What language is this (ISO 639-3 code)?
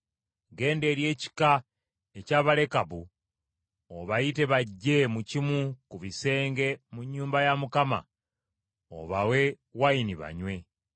lug